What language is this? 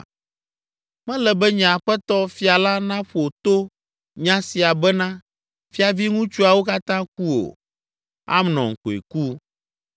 Ewe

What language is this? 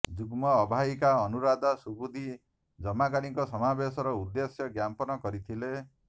Odia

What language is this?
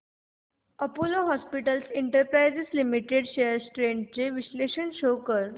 Marathi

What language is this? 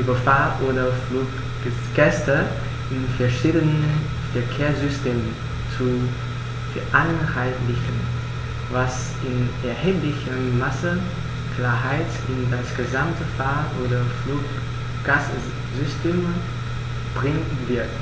German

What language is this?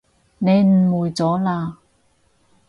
Cantonese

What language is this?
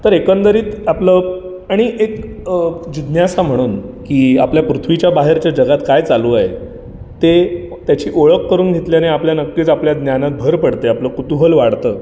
Marathi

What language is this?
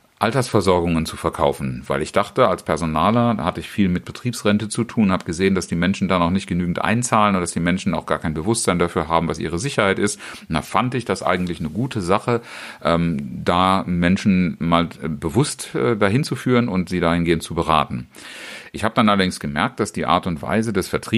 German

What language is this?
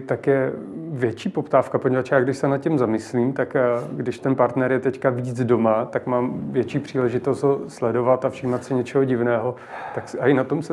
Czech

